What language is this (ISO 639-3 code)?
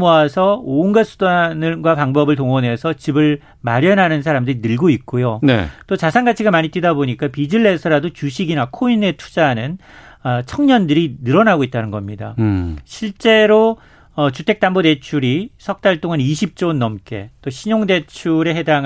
kor